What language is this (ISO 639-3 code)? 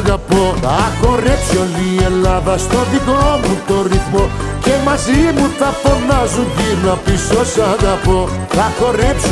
ell